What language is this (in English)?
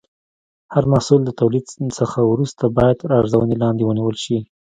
Pashto